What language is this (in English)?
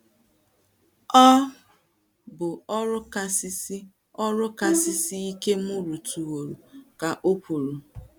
Igbo